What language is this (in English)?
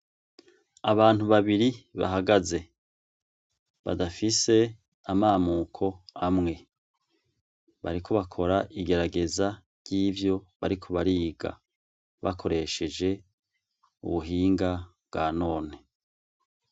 Rundi